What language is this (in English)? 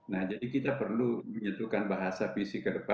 Indonesian